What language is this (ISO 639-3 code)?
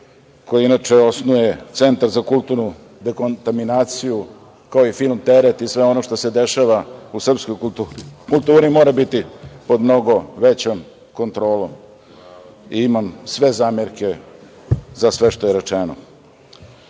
srp